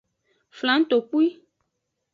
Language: Aja (Benin)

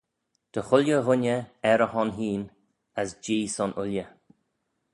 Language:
Manx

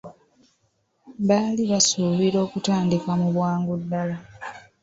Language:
Ganda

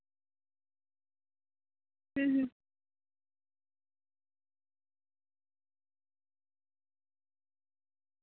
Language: Santali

